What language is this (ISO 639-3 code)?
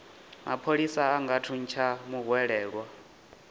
ven